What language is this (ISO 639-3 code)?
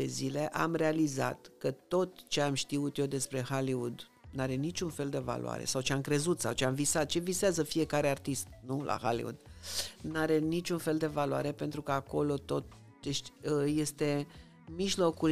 ron